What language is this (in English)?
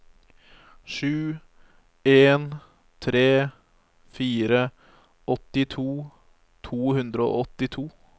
Norwegian